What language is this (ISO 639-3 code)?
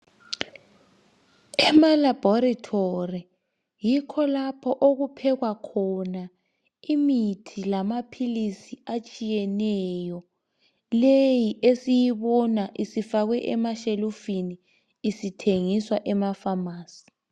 nde